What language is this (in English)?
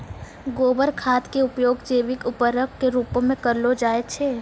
Maithili